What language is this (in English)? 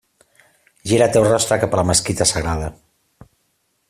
Catalan